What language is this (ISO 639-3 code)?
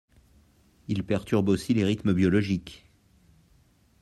fra